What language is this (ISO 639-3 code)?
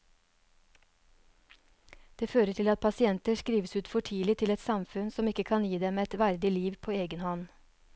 nor